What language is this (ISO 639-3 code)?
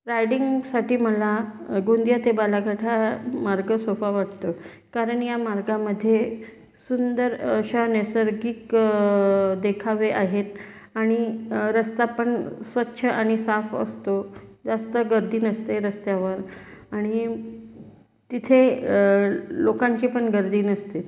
mar